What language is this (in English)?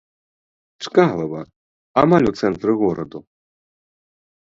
Belarusian